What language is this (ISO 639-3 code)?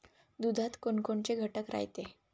mar